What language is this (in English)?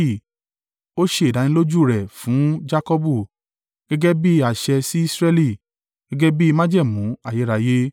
Yoruba